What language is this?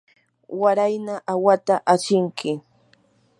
Yanahuanca Pasco Quechua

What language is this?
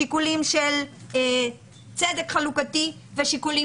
Hebrew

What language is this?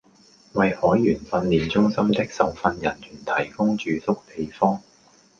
Cantonese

